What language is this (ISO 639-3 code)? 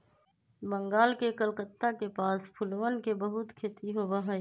mag